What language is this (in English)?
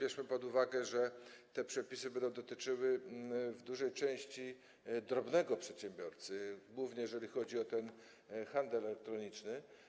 Polish